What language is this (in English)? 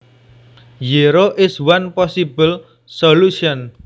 Javanese